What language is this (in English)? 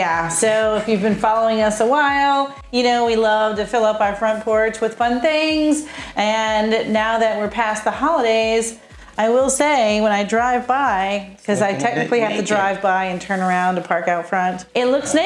English